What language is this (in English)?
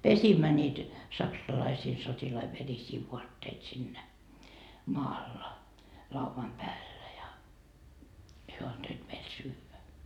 Finnish